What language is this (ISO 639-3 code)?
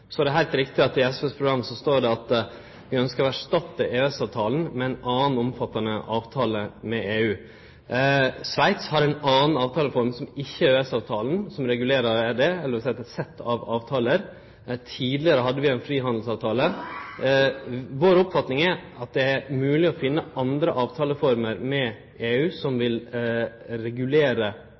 nno